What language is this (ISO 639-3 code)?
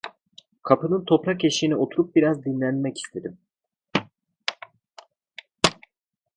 tur